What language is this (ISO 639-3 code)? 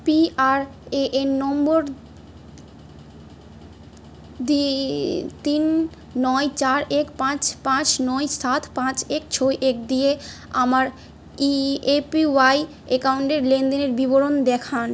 ben